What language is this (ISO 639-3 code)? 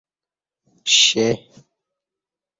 bsh